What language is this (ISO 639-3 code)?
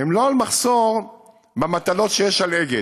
heb